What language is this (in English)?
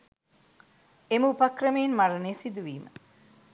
Sinhala